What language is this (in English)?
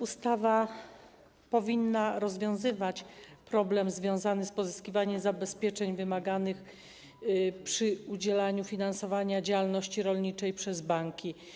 Polish